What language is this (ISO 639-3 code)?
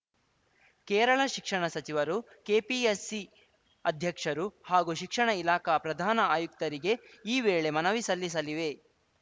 kan